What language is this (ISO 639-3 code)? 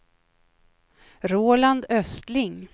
swe